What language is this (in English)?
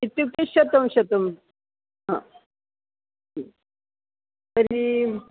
Sanskrit